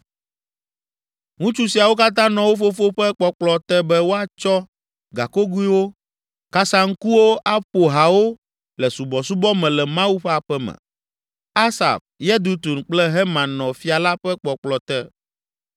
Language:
Ewe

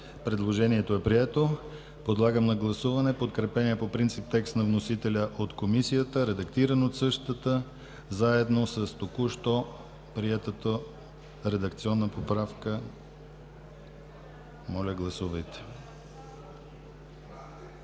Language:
Bulgarian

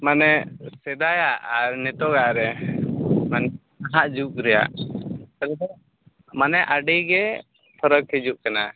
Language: Santali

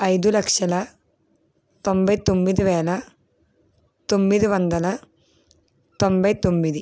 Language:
Telugu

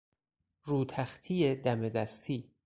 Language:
Persian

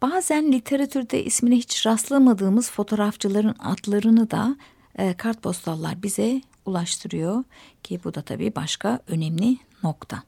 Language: Turkish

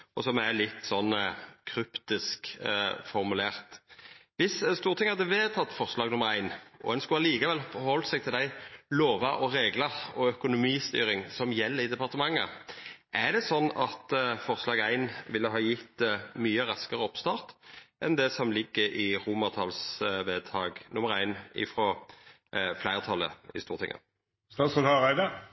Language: Norwegian Nynorsk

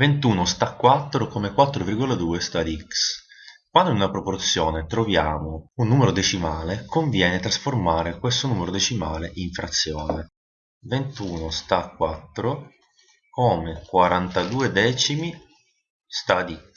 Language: Italian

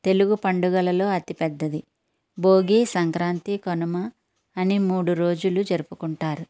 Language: Telugu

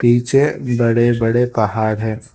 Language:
Hindi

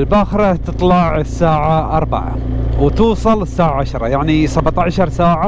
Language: Arabic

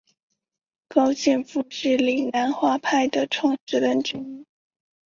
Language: Chinese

